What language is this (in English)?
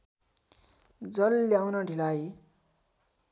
Nepali